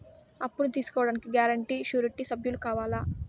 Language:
Telugu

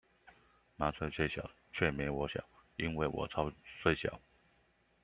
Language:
Chinese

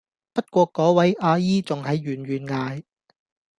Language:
Cantonese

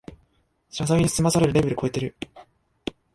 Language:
Japanese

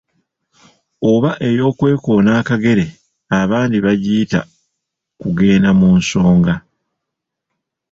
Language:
Ganda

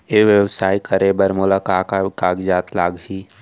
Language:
Chhattisgarhi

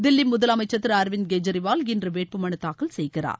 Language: Tamil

